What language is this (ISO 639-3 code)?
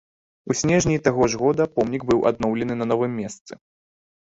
bel